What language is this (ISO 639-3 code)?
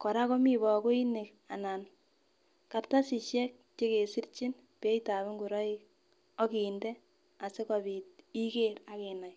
kln